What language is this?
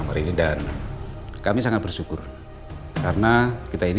Indonesian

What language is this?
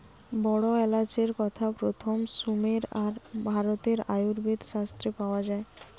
Bangla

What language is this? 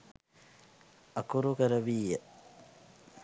Sinhala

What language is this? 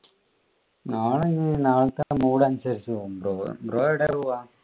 Malayalam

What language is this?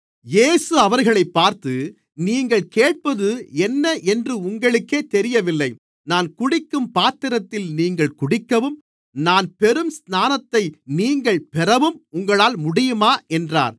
Tamil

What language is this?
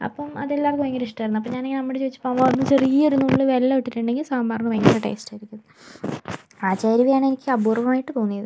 Malayalam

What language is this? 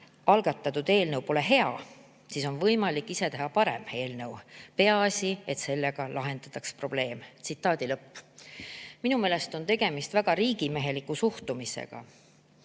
Estonian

